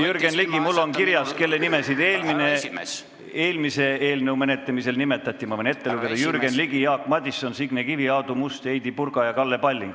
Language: Estonian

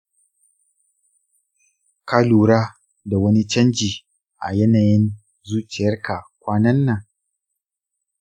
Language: Hausa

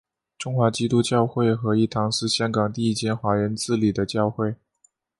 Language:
Chinese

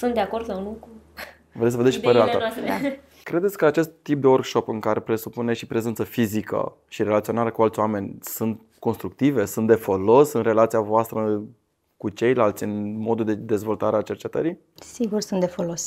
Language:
Romanian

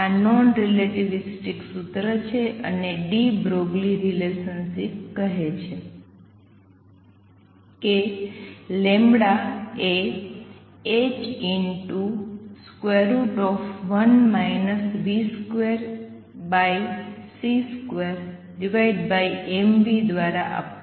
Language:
Gujarati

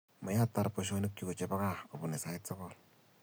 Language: Kalenjin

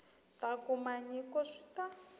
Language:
Tsonga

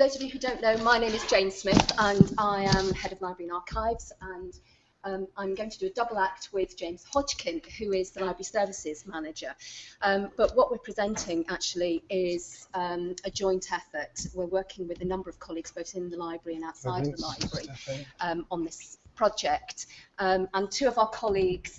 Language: English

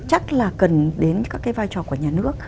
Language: Vietnamese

